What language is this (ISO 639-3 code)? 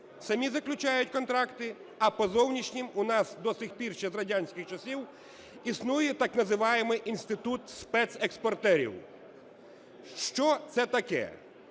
ukr